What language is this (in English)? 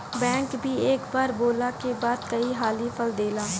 Bhojpuri